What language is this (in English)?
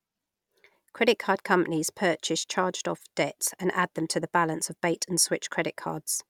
English